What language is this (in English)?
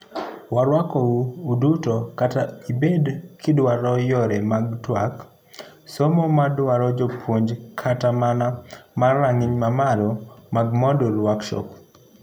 Luo (Kenya and Tanzania)